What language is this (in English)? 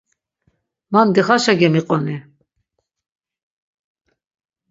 Laz